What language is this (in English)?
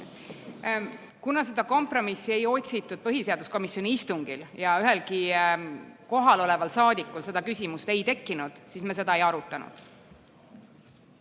Estonian